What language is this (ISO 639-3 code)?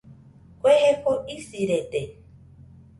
hux